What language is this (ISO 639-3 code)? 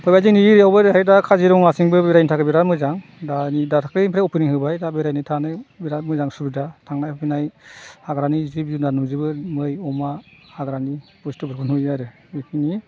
brx